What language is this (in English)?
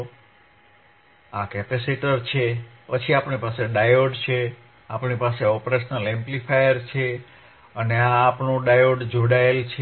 Gujarati